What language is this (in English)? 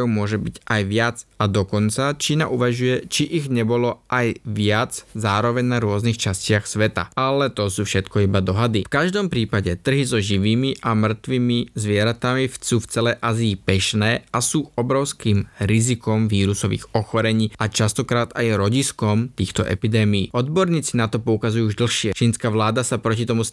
Slovak